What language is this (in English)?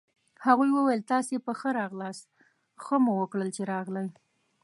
Pashto